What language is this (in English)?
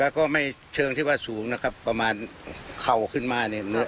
Thai